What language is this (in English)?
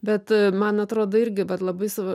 Lithuanian